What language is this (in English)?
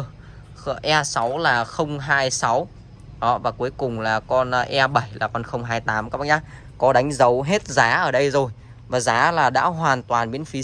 Vietnamese